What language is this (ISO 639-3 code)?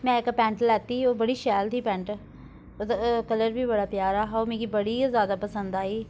doi